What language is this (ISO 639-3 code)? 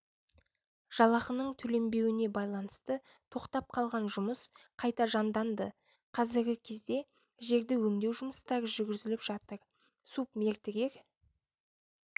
kaz